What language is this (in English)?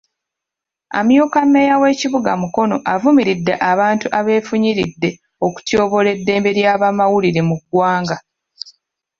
Ganda